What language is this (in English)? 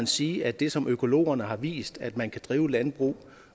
Danish